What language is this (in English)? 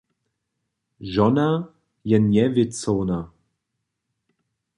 Upper Sorbian